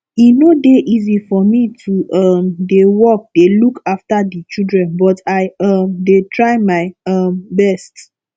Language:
Nigerian Pidgin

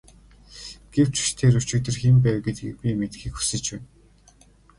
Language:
Mongolian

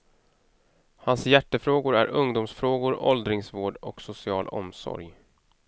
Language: Swedish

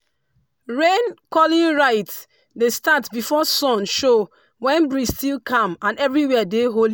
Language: Nigerian Pidgin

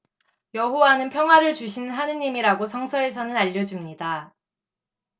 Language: Korean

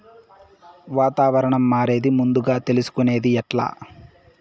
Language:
Telugu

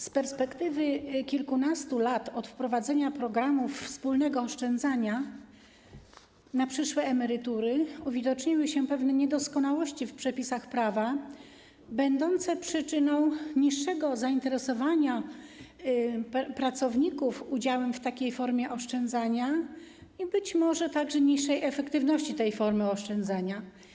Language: Polish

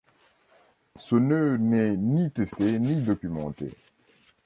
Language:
French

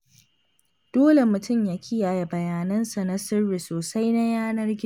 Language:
Hausa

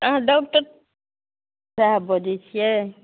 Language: Maithili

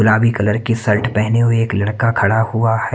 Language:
Hindi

